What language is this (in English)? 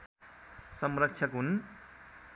Nepali